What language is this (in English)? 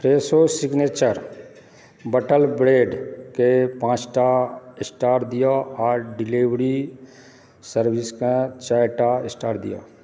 Maithili